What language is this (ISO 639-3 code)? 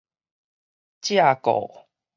nan